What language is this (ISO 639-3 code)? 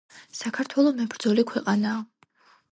kat